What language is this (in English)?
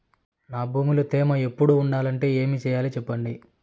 Telugu